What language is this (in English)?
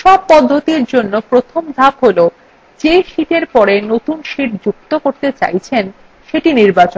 Bangla